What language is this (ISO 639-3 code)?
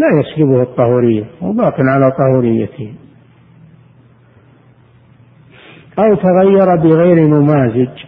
ara